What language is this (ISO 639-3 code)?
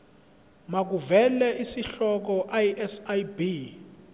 zul